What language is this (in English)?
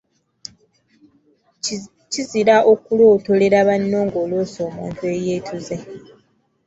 Ganda